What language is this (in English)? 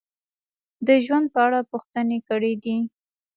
Pashto